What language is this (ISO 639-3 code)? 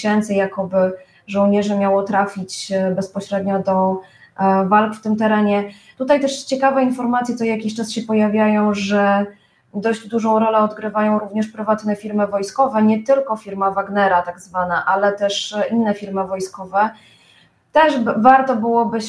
pol